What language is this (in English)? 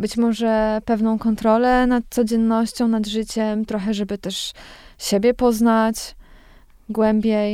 Polish